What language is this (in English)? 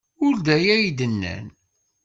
Kabyle